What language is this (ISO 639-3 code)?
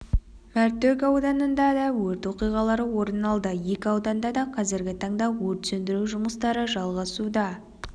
kaz